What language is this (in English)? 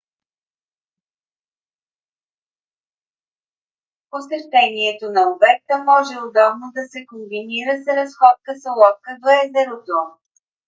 Bulgarian